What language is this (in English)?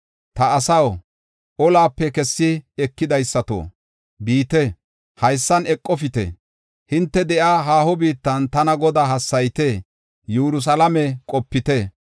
Gofa